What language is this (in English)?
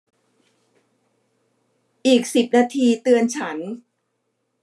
Thai